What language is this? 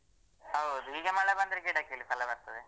Kannada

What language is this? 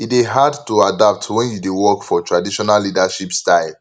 Nigerian Pidgin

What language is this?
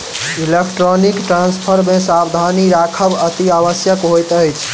Maithili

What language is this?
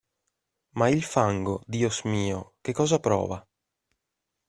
Italian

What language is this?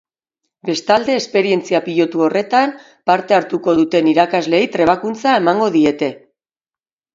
Basque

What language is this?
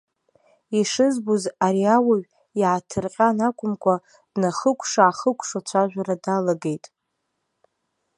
Abkhazian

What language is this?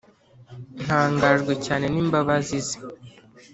Kinyarwanda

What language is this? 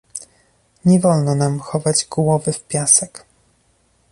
Polish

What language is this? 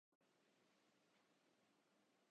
Urdu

